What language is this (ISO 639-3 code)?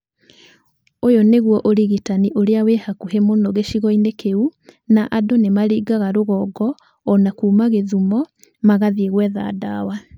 kik